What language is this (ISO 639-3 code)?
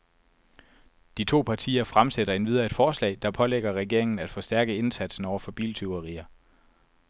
dan